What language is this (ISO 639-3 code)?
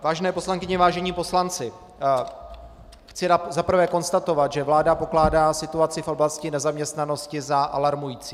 ces